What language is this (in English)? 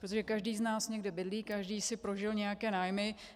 Czech